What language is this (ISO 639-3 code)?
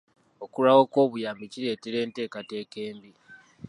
lug